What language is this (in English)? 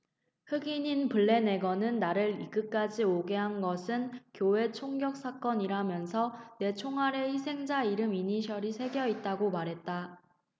Korean